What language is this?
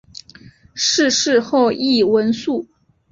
Chinese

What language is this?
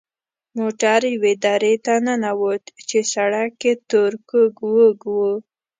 Pashto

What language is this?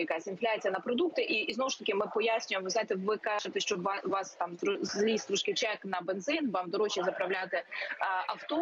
Ukrainian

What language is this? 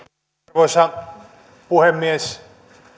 Finnish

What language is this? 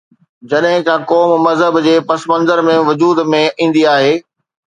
Sindhi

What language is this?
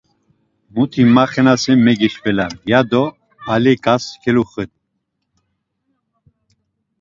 Laz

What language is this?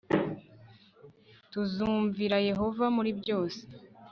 Kinyarwanda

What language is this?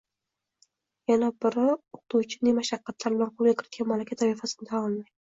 Uzbek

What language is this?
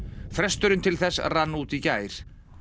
Icelandic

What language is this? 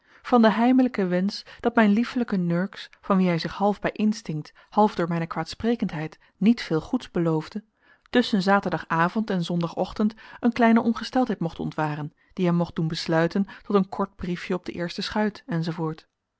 Dutch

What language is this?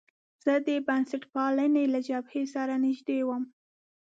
Pashto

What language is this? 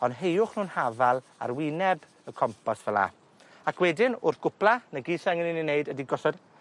Welsh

